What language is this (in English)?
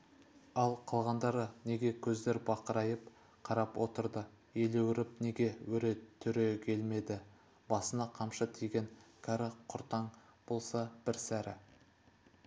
Kazakh